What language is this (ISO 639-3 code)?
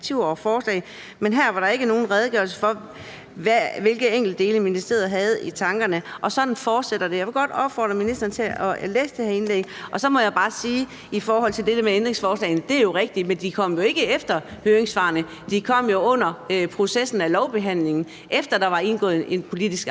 dan